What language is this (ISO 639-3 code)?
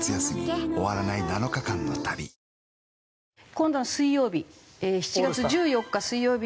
jpn